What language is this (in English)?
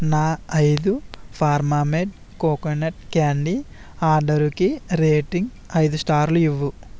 Telugu